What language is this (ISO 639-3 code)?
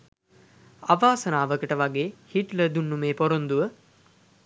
sin